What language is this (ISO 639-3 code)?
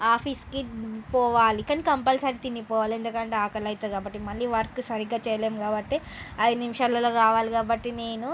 tel